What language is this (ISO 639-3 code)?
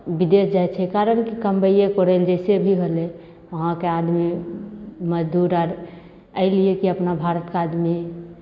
mai